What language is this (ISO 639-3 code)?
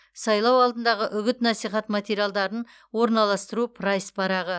kaz